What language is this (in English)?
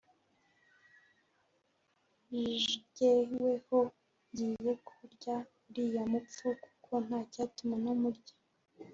Kinyarwanda